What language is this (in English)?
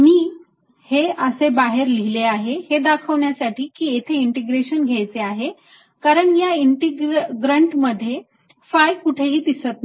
Marathi